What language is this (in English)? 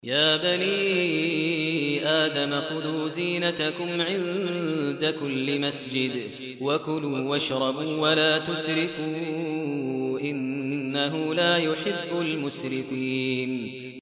Arabic